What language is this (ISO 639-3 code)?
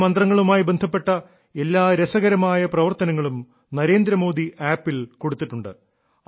mal